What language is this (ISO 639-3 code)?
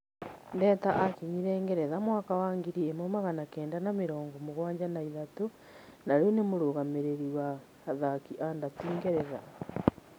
kik